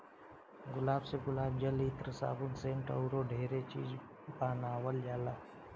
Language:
Bhojpuri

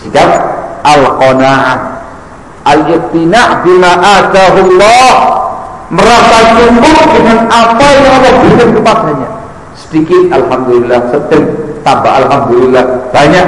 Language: Indonesian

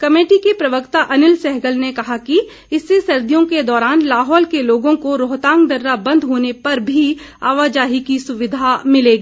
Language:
Hindi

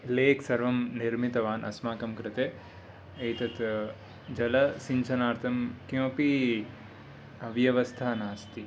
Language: Sanskrit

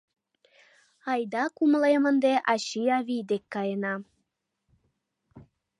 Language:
Mari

